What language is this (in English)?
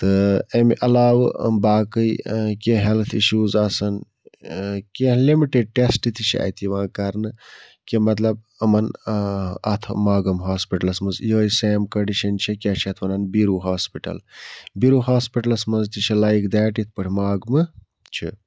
Kashmiri